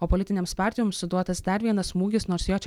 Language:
Lithuanian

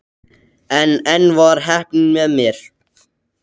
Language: Icelandic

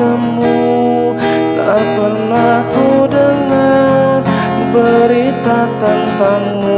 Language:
Indonesian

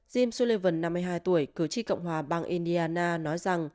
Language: Vietnamese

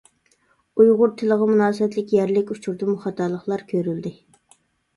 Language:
Uyghur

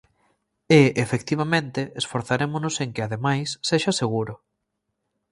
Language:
Galician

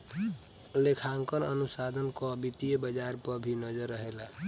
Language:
Bhojpuri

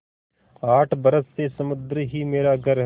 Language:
Hindi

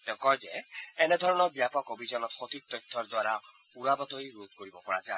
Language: Assamese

